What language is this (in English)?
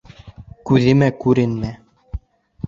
Bashkir